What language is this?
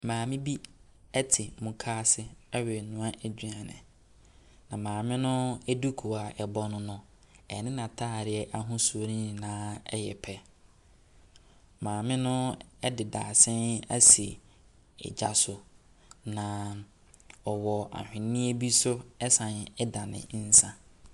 Akan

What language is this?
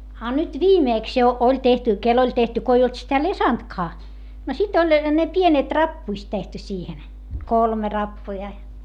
Finnish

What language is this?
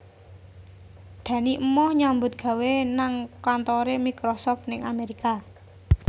Javanese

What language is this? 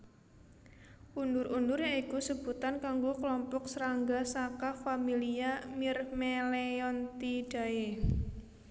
Javanese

